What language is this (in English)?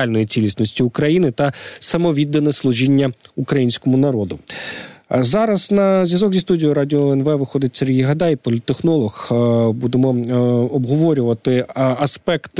Ukrainian